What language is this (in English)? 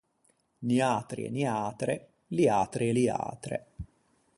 Ligurian